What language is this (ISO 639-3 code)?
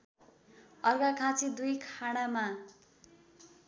nep